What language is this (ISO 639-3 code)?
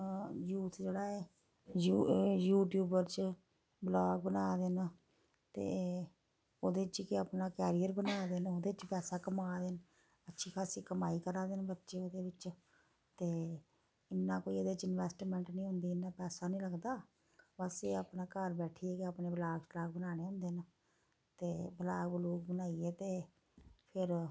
doi